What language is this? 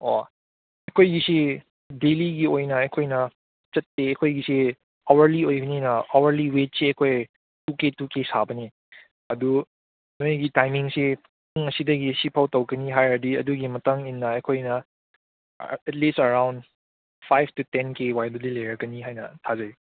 Manipuri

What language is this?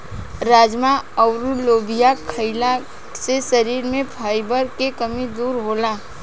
Bhojpuri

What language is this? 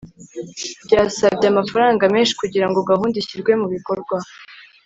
Kinyarwanda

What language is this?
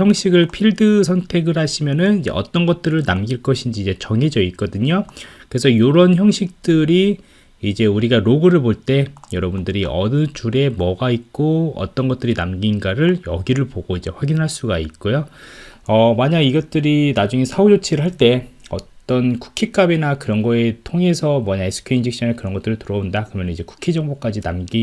Korean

